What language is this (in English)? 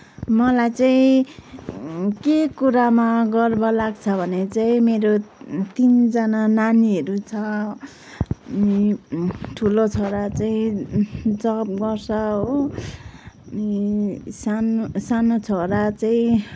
Nepali